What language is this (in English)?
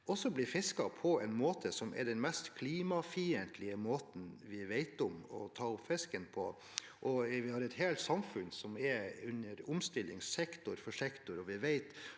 Norwegian